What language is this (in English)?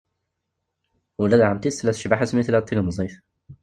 Kabyle